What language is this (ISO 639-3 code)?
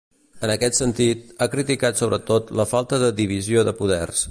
cat